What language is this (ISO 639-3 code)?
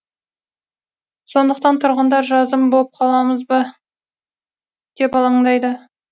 kaz